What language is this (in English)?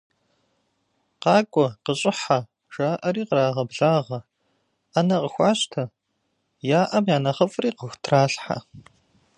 Kabardian